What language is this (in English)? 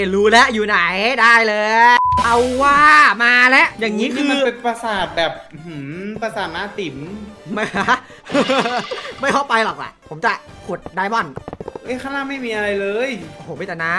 Thai